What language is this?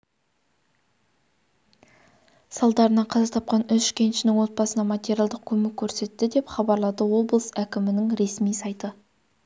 Kazakh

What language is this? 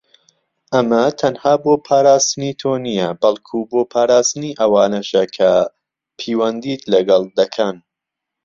Central Kurdish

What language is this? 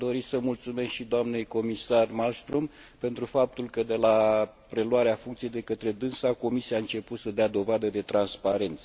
Romanian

